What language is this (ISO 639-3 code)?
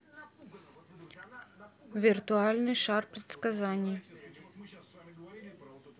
rus